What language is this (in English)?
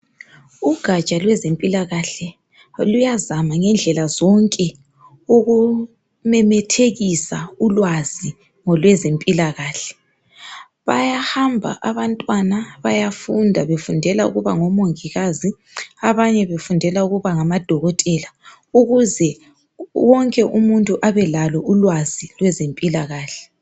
North Ndebele